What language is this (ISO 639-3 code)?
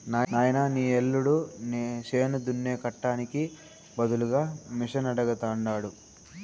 tel